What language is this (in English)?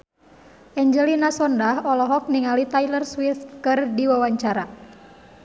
Sundanese